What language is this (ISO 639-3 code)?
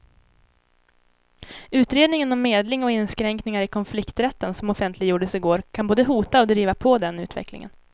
swe